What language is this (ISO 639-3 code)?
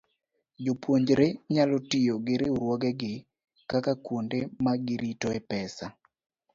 luo